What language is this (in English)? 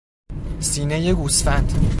Persian